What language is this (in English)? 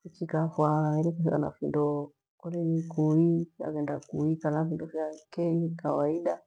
Gweno